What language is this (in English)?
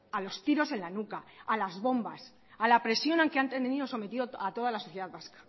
Spanish